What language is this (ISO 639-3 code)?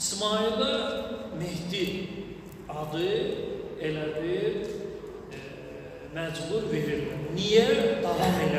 tur